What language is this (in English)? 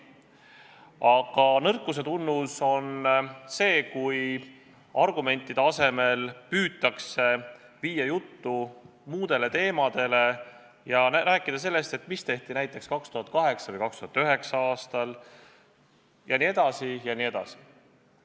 Estonian